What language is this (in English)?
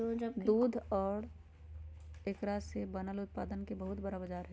Magahi